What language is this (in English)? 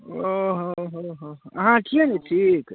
Maithili